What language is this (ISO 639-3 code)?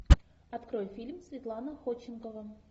rus